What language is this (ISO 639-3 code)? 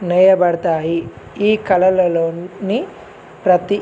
tel